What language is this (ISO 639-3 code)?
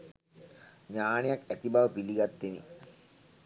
sin